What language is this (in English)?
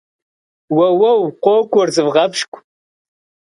Kabardian